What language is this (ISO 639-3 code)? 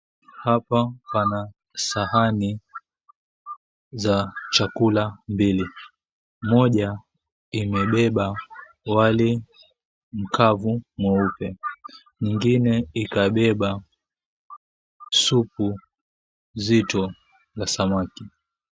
swa